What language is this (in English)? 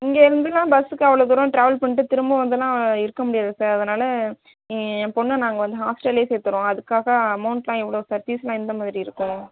Tamil